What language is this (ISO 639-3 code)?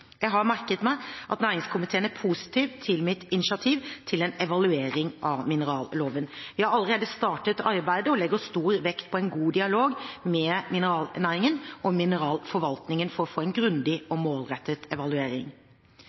nob